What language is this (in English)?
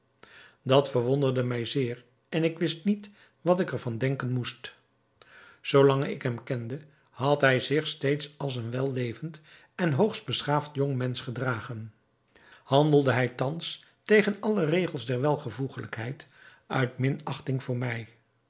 Dutch